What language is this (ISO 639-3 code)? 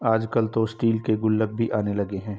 hin